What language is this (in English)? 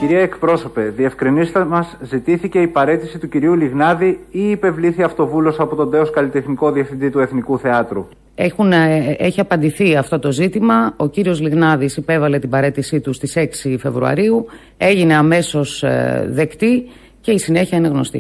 Greek